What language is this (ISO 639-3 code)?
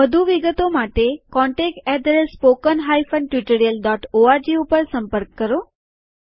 guj